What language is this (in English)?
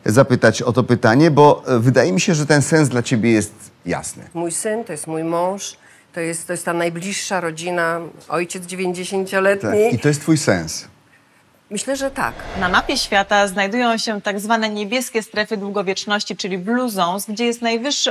Polish